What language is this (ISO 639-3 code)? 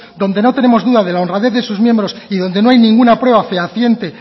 spa